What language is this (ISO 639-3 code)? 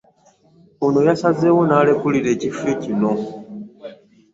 lug